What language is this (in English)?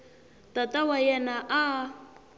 Tsonga